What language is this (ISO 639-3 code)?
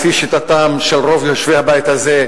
heb